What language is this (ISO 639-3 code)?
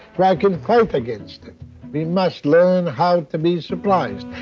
eng